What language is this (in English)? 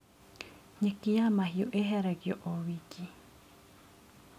Kikuyu